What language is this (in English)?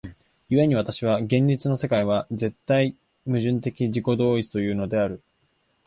Japanese